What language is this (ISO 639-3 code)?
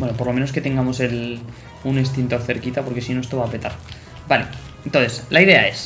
spa